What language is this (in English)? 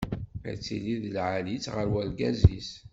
Kabyle